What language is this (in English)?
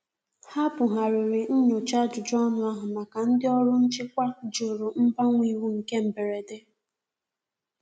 Igbo